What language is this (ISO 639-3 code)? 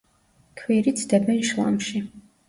kat